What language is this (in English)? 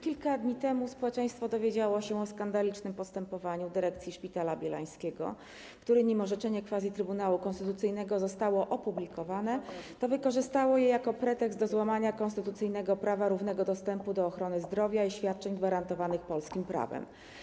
Polish